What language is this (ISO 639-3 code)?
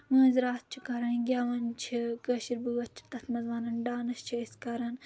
kas